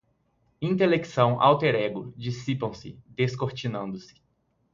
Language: Portuguese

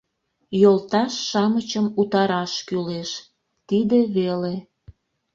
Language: Mari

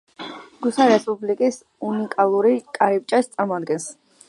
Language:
Georgian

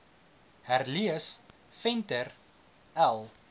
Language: Afrikaans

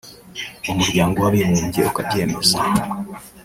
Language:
Kinyarwanda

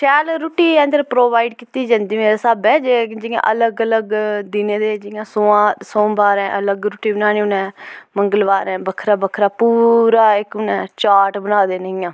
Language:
Dogri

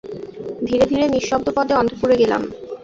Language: Bangla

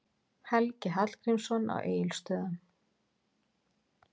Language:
Icelandic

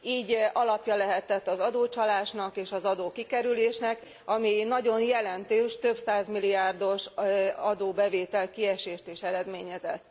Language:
Hungarian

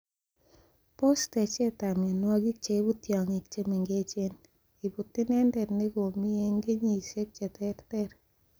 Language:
Kalenjin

